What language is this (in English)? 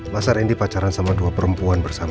Indonesian